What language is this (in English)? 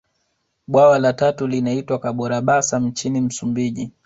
Swahili